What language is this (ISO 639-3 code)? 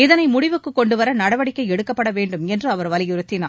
tam